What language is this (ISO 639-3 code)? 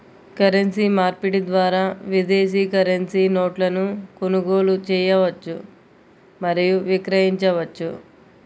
tel